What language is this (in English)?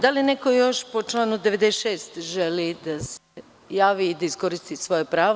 Serbian